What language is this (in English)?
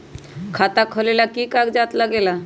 Magahi